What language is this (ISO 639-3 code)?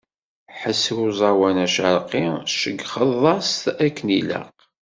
kab